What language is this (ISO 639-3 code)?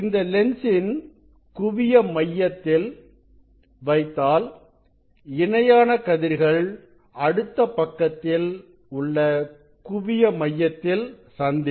tam